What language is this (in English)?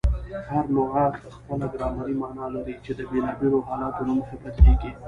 Pashto